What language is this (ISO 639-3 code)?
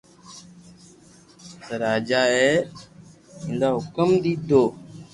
lrk